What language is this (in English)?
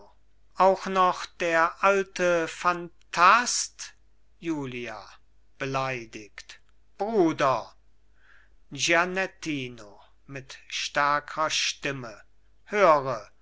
German